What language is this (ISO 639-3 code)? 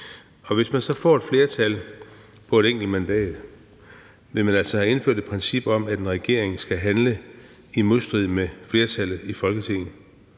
dan